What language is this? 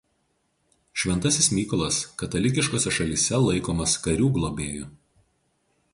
Lithuanian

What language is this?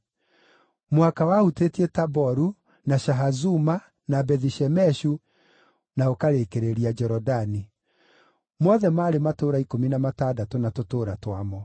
Kikuyu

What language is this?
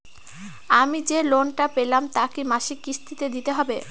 Bangla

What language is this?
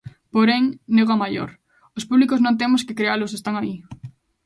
Galician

